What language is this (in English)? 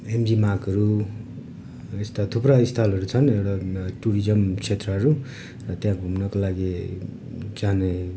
Nepali